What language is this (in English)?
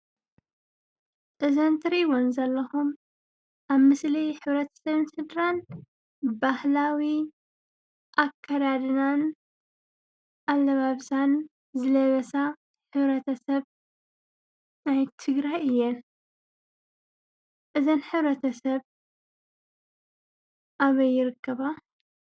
Tigrinya